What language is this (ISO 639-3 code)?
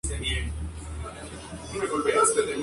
spa